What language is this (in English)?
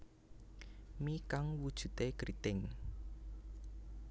Javanese